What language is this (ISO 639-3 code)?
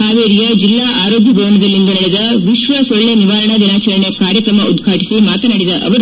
kan